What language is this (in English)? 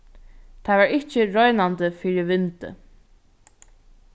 Faroese